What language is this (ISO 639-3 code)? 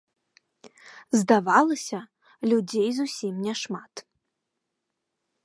bel